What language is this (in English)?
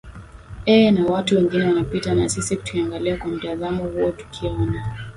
Swahili